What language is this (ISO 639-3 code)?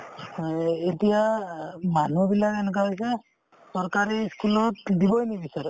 asm